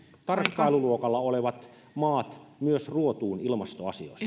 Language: Finnish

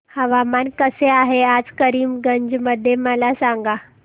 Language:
Marathi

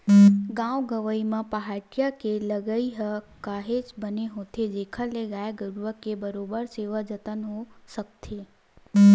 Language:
Chhattisgarhi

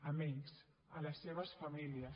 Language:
Catalan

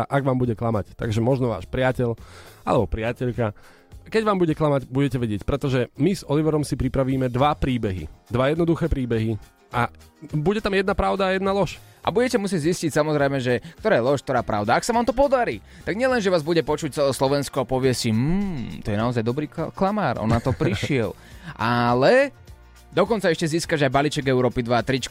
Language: Slovak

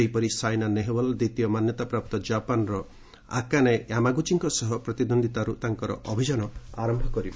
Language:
Odia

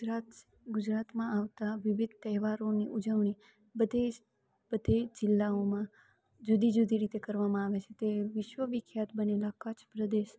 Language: Gujarati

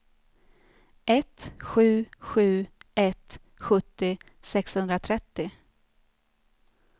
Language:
Swedish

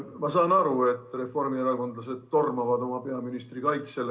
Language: Estonian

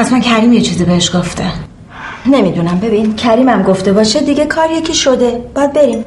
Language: Persian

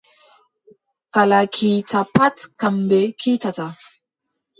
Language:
Adamawa Fulfulde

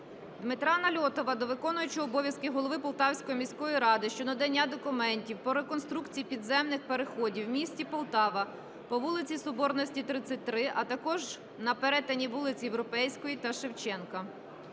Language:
Ukrainian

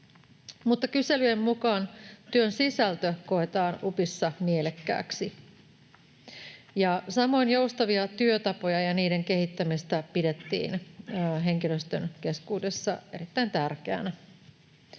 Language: Finnish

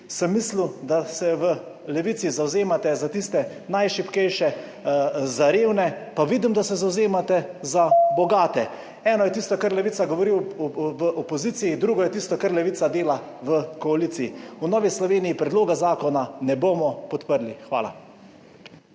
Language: Slovenian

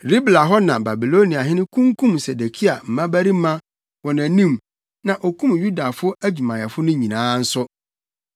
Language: Akan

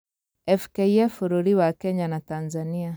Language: Kikuyu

